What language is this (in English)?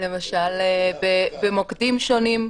Hebrew